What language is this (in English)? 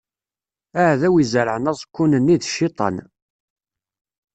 Kabyle